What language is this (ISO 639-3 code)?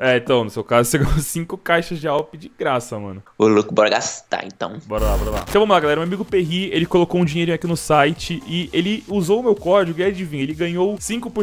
por